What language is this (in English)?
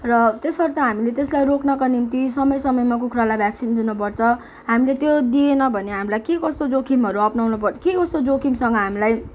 Nepali